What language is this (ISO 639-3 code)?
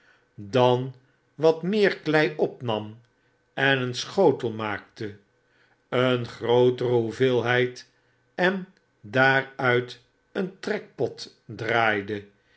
nld